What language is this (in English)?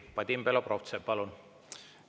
Estonian